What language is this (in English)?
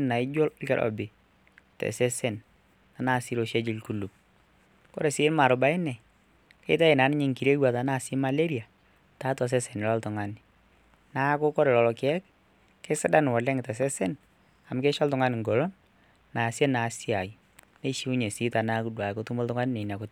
Masai